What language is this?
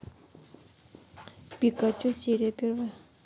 Russian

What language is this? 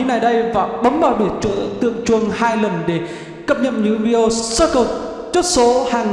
Vietnamese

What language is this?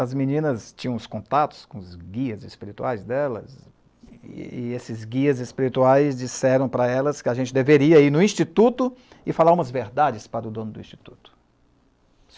Portuguese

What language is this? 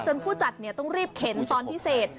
Thai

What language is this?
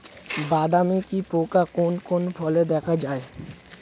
Bangla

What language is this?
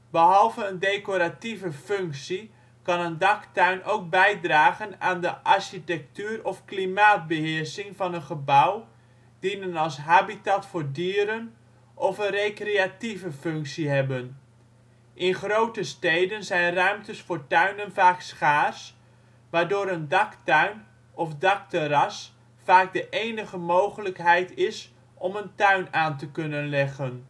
Dutch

